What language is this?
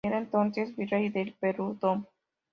Spanish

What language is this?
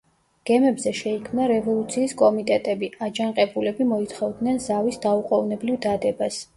Georgian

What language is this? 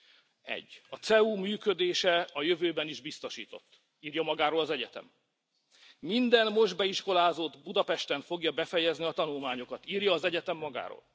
Hungarian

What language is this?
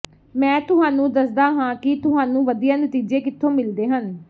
Punjabi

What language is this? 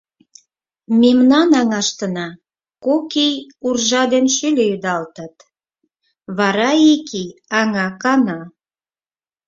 Mari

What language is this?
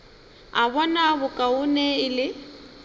Northern Sotho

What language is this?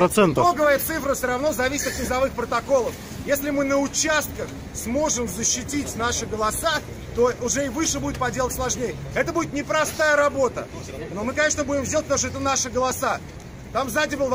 Russian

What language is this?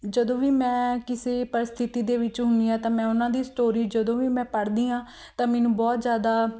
Punjabi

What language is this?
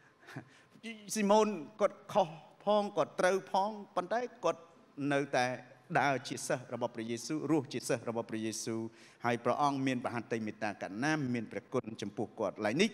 Thai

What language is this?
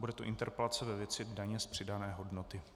Czech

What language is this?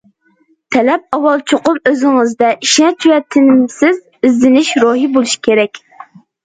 Uyghur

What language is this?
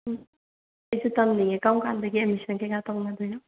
Manipuri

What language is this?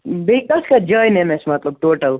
Kashmiri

